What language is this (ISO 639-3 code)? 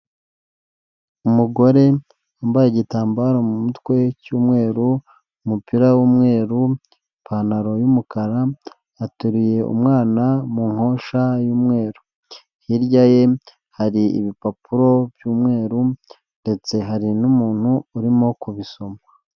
kin